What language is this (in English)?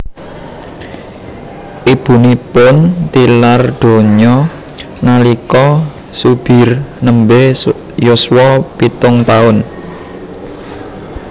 Javanese